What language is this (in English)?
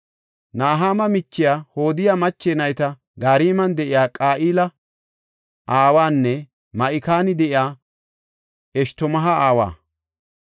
Gofa